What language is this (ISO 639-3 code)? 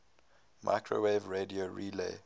eng